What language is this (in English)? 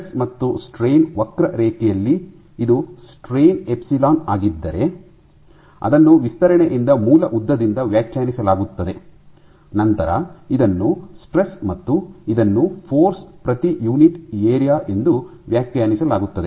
Kannada